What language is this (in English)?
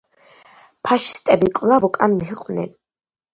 Georgian